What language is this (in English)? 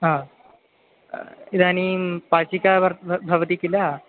Sanskrit